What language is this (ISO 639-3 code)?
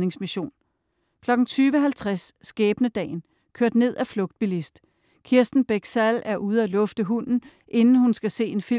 dan